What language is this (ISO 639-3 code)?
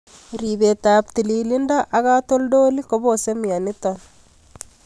kln